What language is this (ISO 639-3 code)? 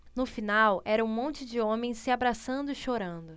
por